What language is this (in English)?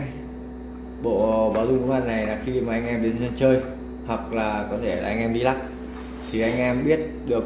Vietnamese